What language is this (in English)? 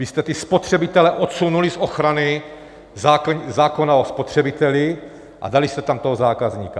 Czech